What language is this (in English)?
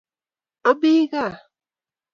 Kalenjin